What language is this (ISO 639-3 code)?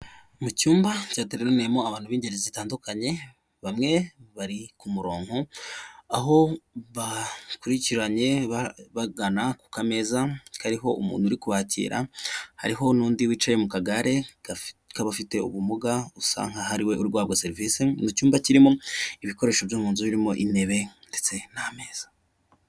kin